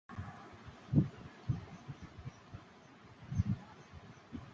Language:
Bangla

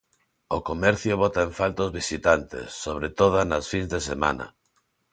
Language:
Galician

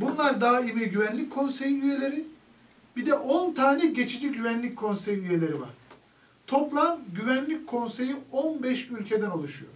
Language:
Turkish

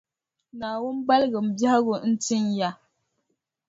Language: Dagbani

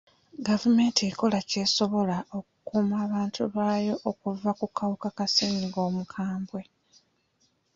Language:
Ganda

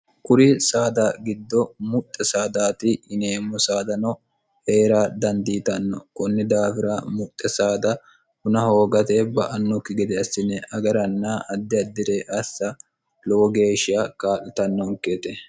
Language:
Sidamo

